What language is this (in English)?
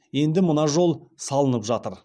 Kazakh